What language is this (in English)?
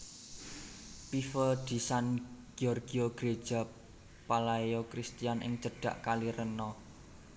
Javanese